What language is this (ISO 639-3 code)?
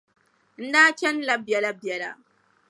dag